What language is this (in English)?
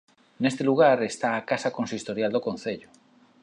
Galician